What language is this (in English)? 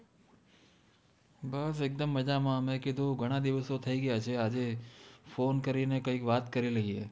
Gujarati